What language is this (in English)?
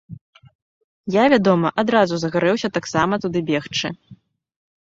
Belarusian